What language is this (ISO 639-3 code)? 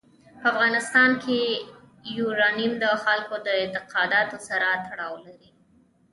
pus